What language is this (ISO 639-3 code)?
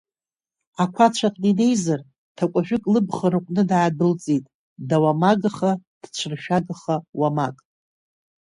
abk